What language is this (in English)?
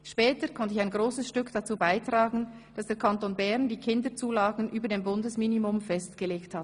Swiss German